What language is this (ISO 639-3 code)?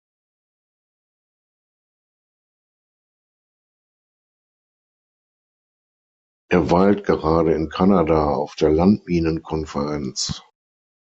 deu